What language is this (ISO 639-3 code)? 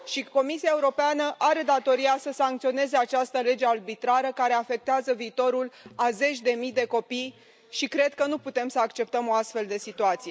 ron